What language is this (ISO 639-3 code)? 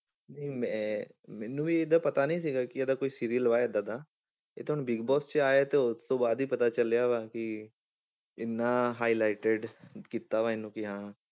pan